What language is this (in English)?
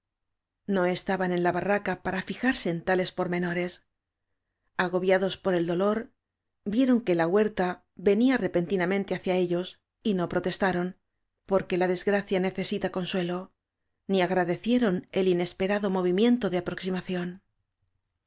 Spanish